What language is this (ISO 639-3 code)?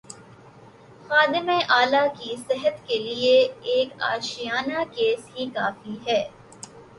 urd